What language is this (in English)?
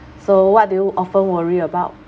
English